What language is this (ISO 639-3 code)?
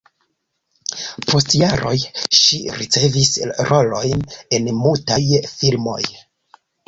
epo